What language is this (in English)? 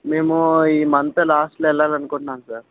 Telugu